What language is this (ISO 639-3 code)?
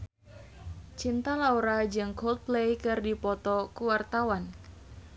sun